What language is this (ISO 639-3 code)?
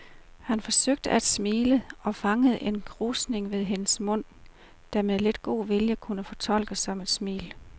dan